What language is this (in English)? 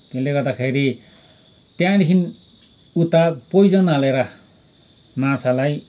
Nepali